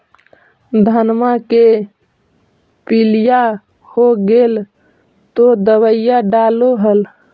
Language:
Magahi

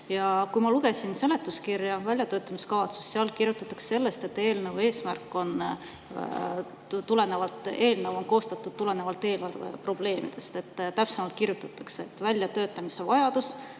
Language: Estonian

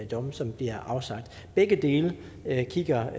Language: Danish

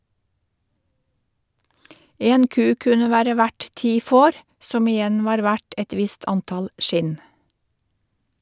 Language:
Norwegian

